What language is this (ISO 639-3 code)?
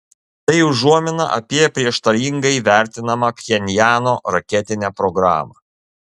lit